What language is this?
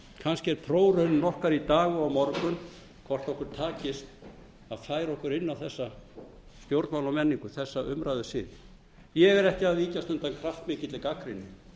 Icelandic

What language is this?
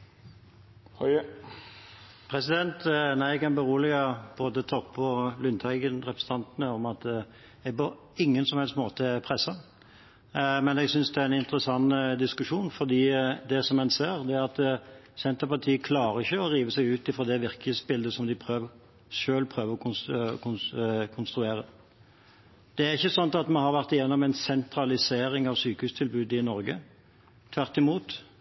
Norwegian Bokmål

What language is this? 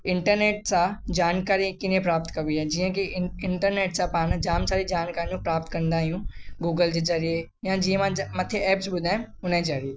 Sindhi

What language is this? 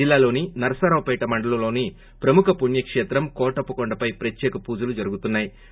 Telugu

